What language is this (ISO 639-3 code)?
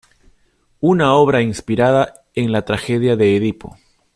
spa